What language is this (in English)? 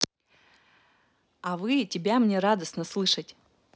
Russian